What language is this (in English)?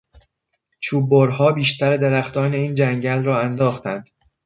Persian